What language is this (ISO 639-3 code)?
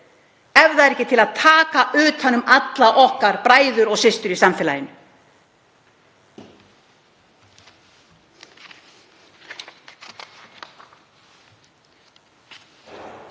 isl